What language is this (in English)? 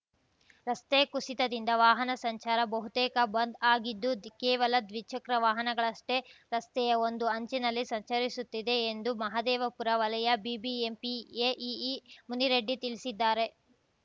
Kannada